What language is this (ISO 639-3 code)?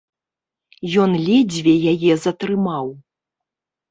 bel